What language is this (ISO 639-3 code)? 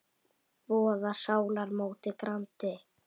isl